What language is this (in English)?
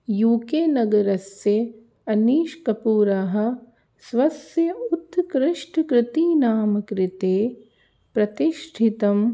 Sanskrit